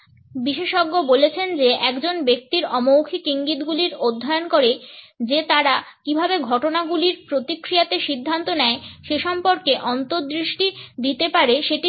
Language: Bangla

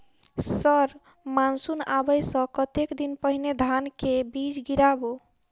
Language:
Maithili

